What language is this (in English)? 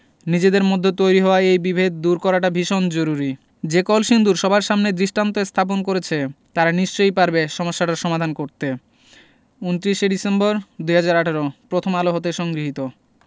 Bangla